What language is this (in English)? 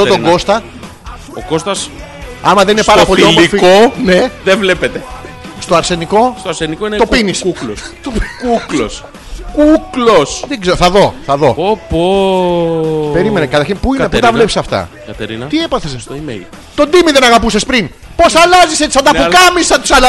Greek